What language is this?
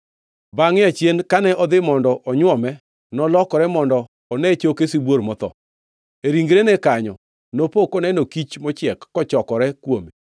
Luo (Kenya and Tanzania)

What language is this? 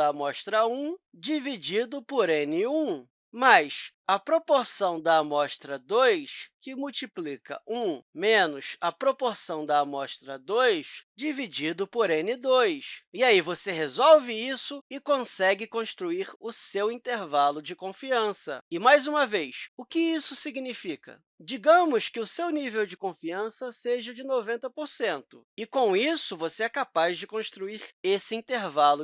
Portuguese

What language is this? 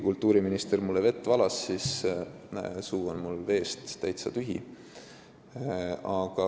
Estonian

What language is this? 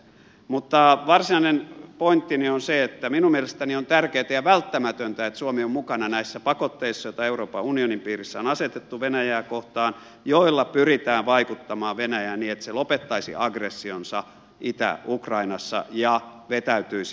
Finnish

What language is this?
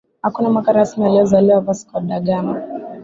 Swahili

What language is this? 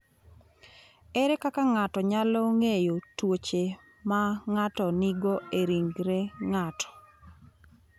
Luo (Kenya and Tanzania)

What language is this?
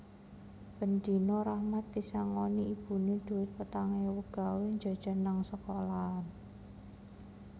Javanese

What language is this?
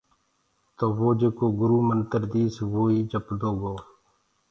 Gurgula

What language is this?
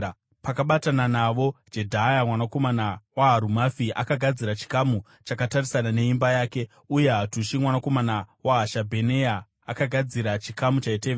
Shona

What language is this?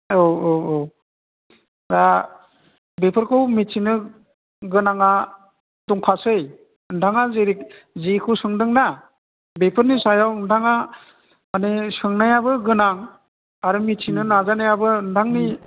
Bodo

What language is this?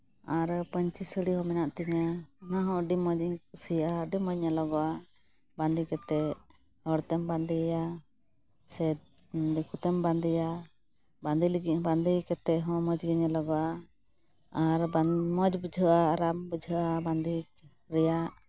Santali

